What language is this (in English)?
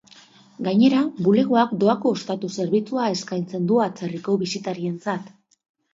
Basque